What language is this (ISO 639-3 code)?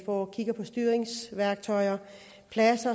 dan